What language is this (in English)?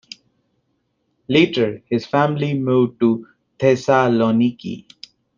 English